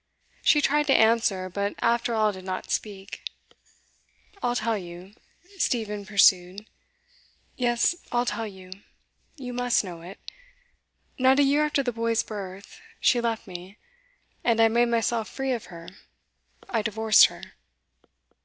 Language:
English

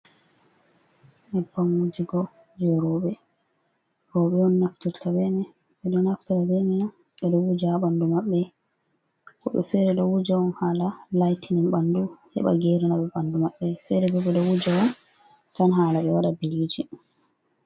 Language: Fula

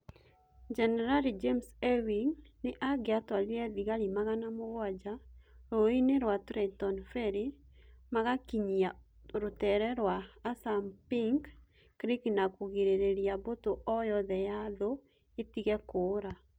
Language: Kikuyu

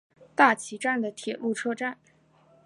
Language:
Chinese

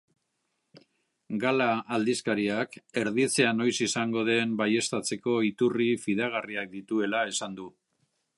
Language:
Basque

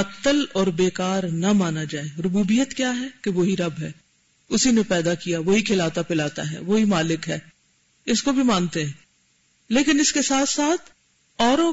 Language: Urdu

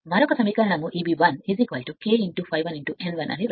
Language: Telugu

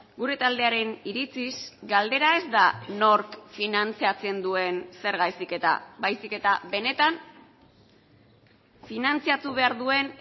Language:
Basque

